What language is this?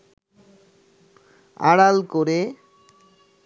Bangla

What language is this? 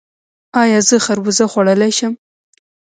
Pashto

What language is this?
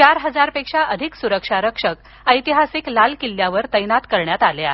Marathi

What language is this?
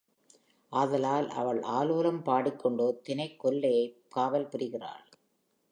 Tamil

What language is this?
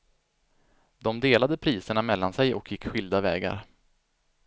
Swedish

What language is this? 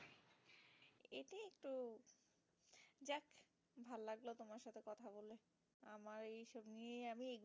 Bangla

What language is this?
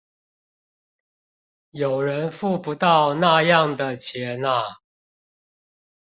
Chinese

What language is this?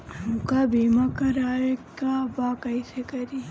Bhojpuri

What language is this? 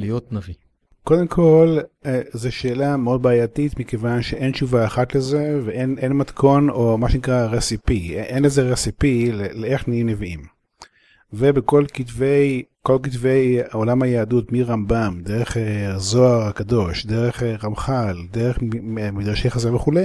Hebrew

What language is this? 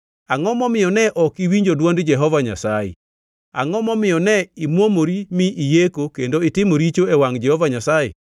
Luo (Kenya and Tanzania)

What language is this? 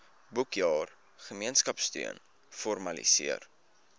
Afrikaans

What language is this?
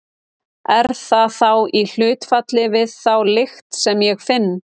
Icelandic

